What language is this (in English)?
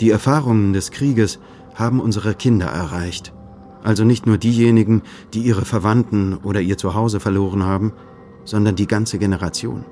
German